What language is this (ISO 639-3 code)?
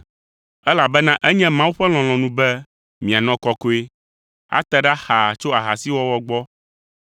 ewe